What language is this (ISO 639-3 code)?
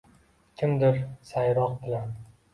uzb